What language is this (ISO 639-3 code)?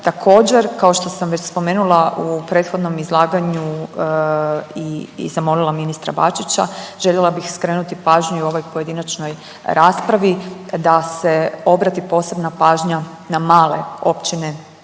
hrv